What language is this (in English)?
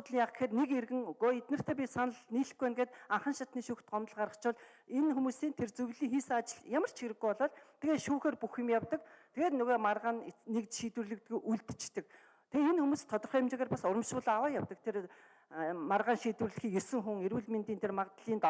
Turkish